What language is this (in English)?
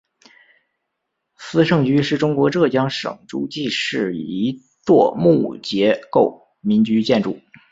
Chinese